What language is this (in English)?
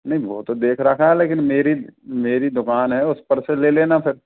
Hindi